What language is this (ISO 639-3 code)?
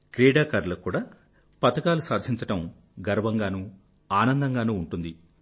tel